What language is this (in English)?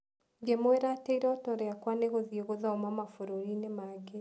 Kikuyu